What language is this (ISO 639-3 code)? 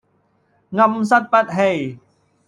yue